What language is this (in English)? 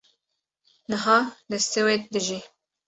Kurdish